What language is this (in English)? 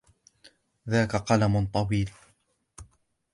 Arabic